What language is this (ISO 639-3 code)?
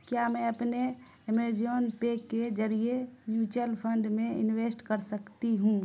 urd